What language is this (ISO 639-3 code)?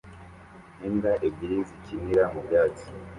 kin